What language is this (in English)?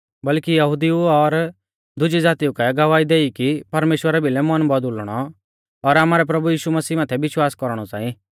Mahasu Pahari